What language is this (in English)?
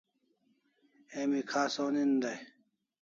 Kalasha